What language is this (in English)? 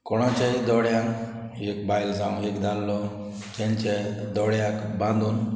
Konkani